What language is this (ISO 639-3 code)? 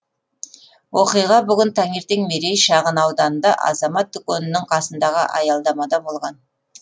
kaz